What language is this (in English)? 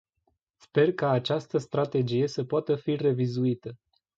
Romanian